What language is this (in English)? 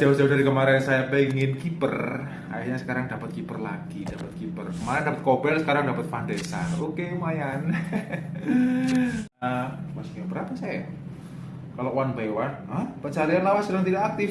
Indonesian